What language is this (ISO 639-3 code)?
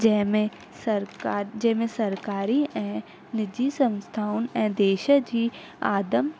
snd